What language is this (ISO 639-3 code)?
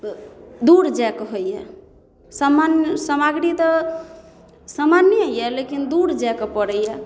mai